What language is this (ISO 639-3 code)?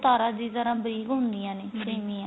pan